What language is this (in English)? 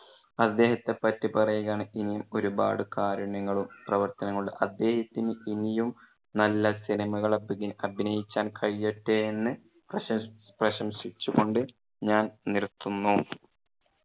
Malayalam